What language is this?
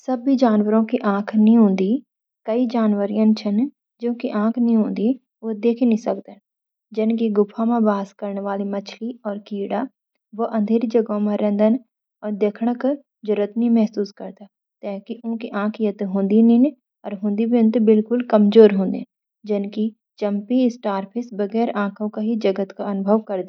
Garhwali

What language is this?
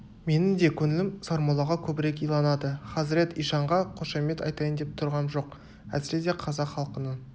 Kazakh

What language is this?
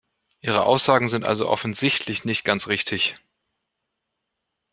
German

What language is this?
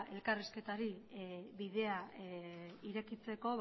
Basque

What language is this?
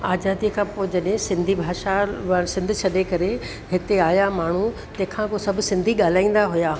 Sindhi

